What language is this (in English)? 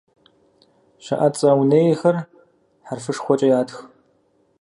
Kabardian